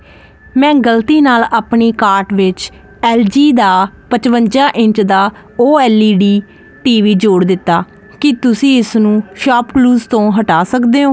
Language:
Punjabi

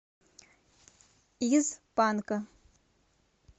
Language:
Russian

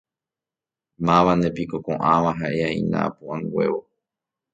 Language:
Guarani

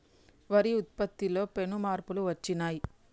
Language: Telugu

